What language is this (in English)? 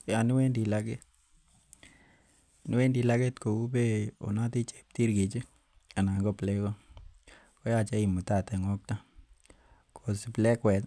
Kalenjin